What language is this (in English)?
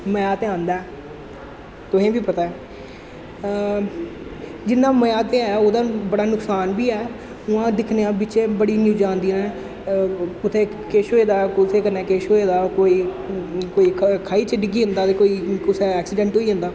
Dogri